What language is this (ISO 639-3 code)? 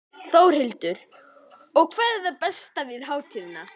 isl